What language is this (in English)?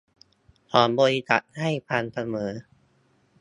Thai